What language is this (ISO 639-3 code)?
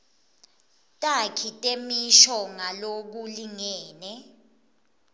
ssw